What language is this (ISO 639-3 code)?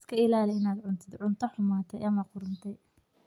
som